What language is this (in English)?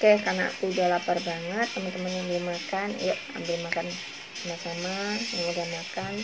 Indonesian